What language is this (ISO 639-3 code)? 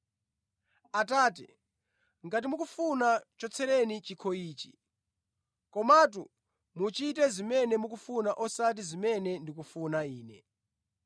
nya